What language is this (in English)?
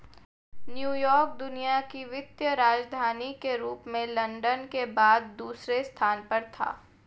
Hindi